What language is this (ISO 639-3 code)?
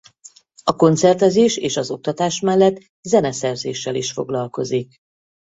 hun